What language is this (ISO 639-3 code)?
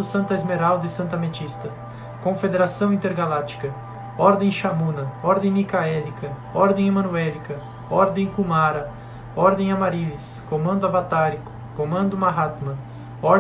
por